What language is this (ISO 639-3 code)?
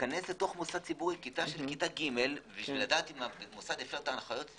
heb